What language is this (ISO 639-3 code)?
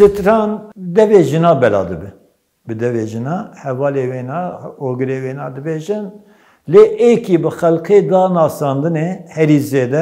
ara